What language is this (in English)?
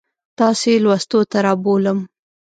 Pashto